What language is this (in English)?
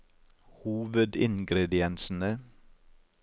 Norwegian